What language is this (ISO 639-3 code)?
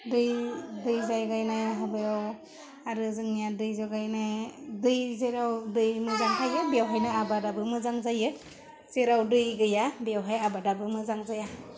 brx